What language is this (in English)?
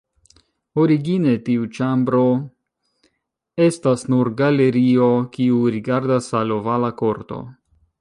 Esperanto